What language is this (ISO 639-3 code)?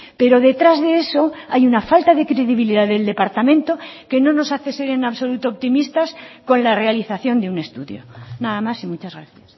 spa